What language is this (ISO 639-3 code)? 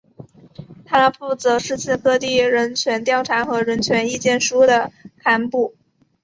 zho